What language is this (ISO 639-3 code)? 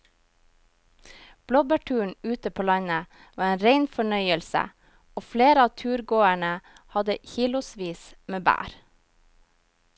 nor